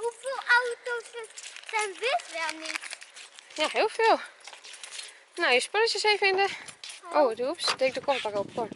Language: Dutch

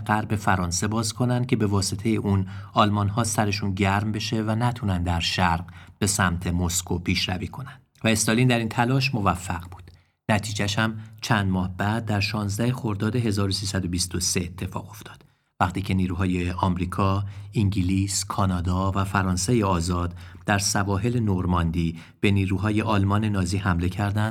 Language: Persian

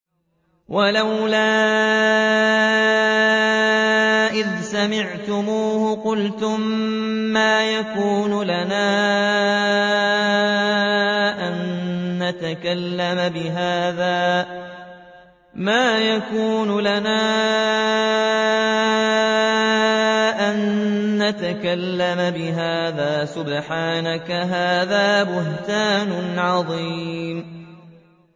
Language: Arabic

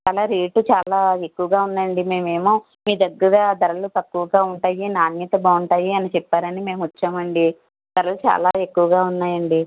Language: Telugu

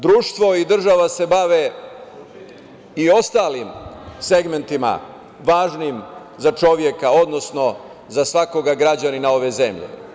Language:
Serbian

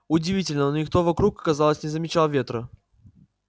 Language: Russian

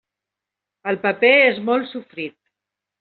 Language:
Catalan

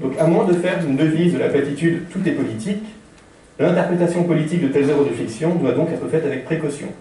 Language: French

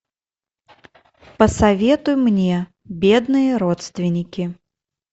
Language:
Russian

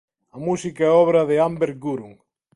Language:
Galician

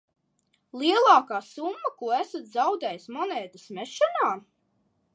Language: Latvian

